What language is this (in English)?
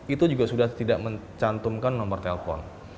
Indonesian